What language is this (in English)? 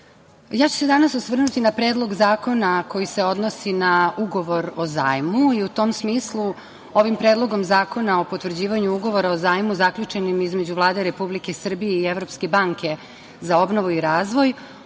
Serbian